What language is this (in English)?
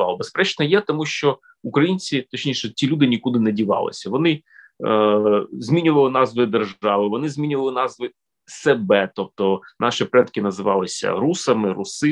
Ukrainian